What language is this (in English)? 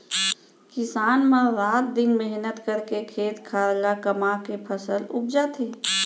Chhattisgarhi